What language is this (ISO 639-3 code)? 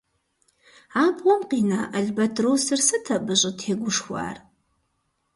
kbd